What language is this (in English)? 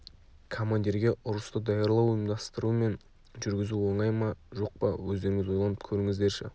Kazakh